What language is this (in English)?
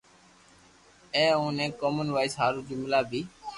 Loarki